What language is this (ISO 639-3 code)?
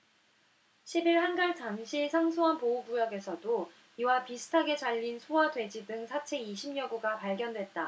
kor